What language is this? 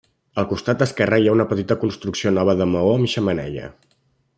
Catalan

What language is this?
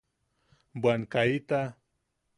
Yaqui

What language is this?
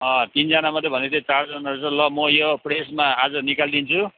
Nepali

